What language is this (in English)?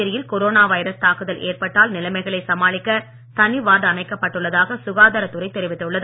Tamil